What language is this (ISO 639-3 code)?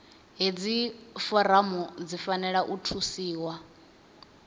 ven